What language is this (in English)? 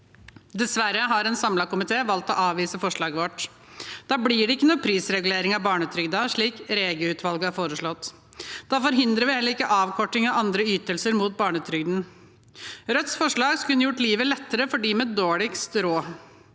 Norwegian